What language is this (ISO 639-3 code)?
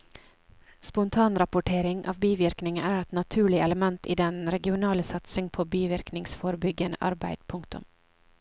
nor